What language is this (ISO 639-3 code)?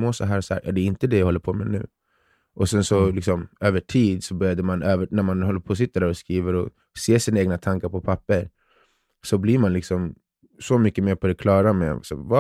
swe